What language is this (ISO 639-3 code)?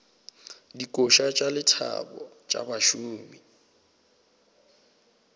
nso